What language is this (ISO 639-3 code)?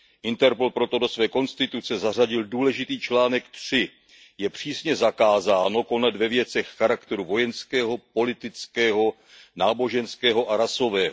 ces